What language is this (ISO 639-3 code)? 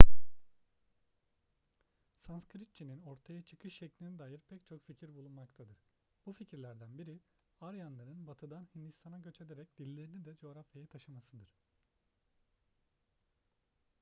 tur